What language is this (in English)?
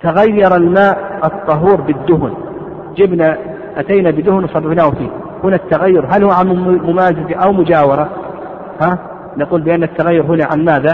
Arabic